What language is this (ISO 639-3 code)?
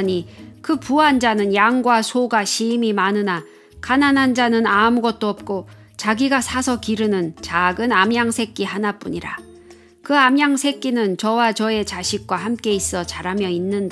kor